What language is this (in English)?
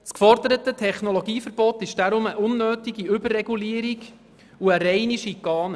Swiss German